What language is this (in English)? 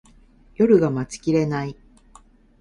Japanese